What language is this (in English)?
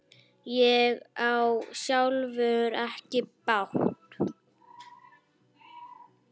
Icelandic